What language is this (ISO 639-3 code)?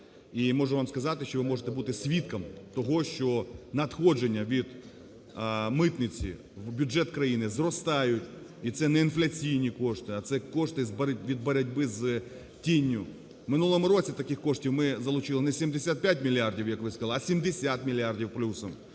ukr